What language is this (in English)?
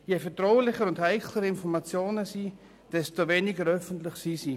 Swiss German